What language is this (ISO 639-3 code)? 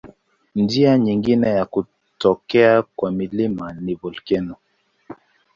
swa